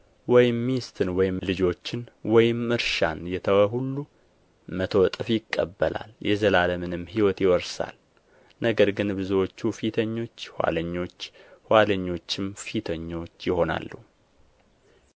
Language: Amharic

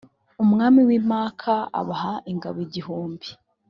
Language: Kinyarwanda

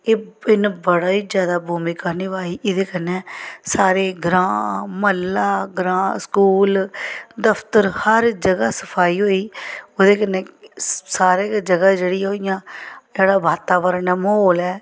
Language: Dogri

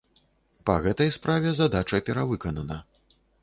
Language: Belarusian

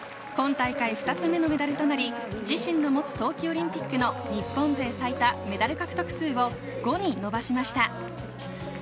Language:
Japanese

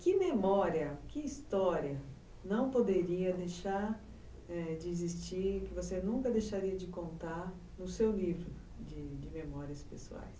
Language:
Portuguese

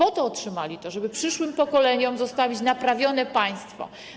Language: Polish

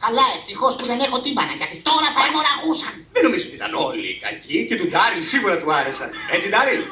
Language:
Greek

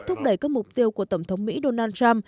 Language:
Vietnamese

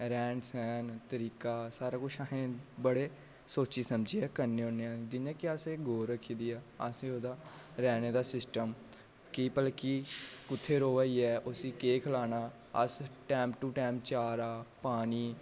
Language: Dogri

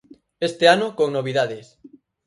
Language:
Galician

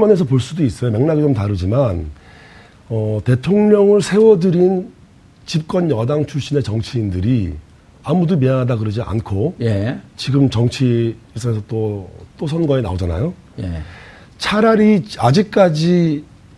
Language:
Korean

